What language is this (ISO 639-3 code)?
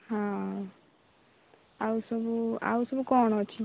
ori